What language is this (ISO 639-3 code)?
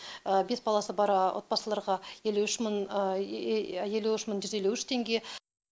kaz